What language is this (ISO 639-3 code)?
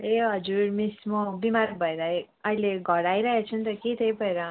nep